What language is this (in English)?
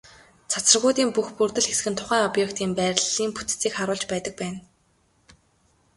Mongolian